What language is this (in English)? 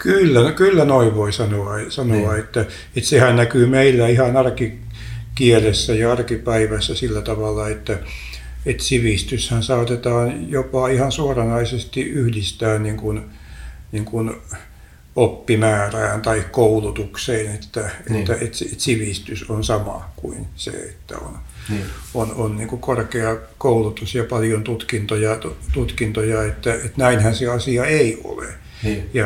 Finnish